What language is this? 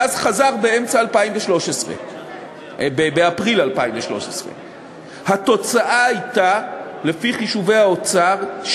Hebrew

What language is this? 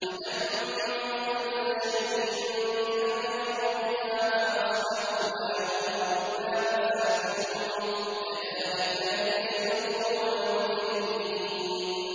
Arabic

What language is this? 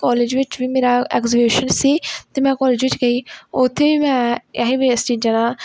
Punjabi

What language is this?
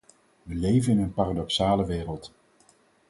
Dutch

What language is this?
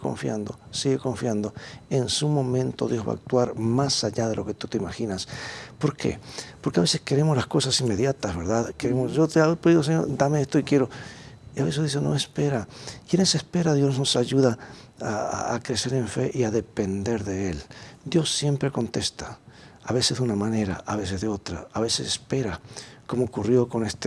Spanish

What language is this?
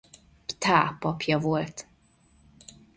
Hungarian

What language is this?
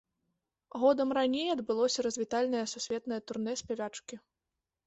Belarusian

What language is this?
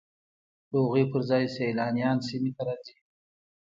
Pashto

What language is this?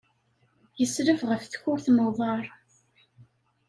Kabyle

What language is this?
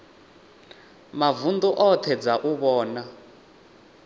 Venda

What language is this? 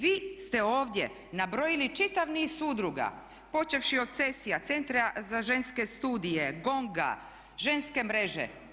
Croatian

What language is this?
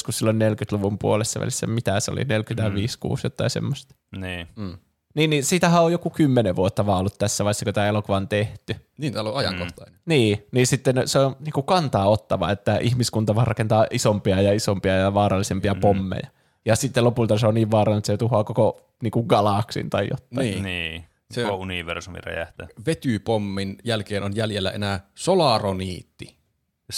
Finnish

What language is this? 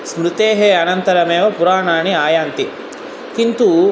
Sanskrit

